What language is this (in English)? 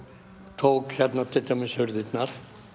Icelandic